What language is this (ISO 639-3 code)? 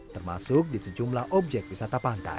ind